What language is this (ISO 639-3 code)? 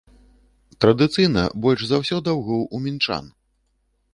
bel